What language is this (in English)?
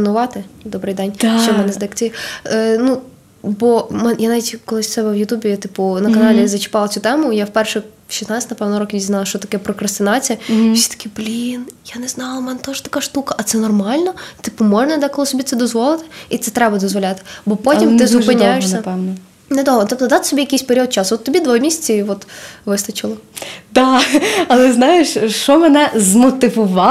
Ukrainian